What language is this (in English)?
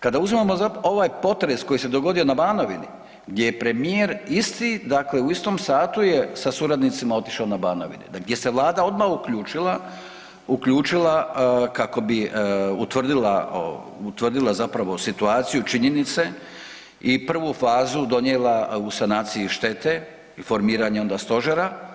Croatian